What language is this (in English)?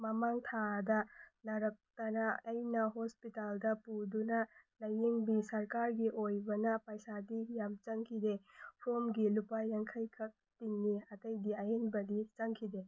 Manipuri